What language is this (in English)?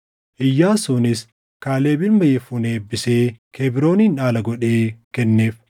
Oromo